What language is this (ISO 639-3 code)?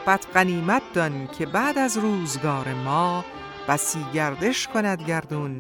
fas